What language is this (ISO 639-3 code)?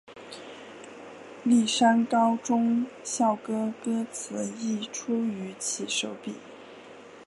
zho